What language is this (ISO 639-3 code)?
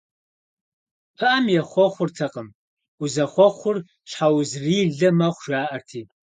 kbd